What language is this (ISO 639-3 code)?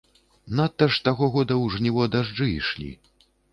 bel